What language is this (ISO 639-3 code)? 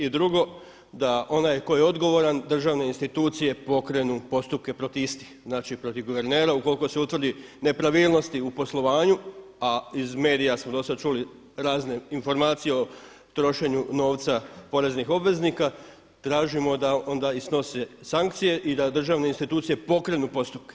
hrv